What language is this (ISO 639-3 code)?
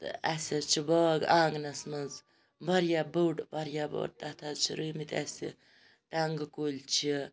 kas